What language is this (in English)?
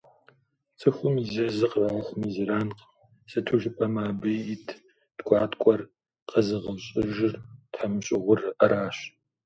Kabardian